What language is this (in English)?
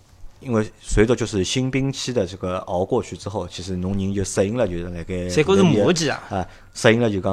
Chinese